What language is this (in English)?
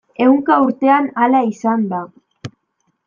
Basque